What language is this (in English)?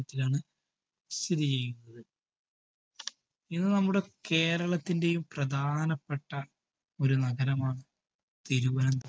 Malayalam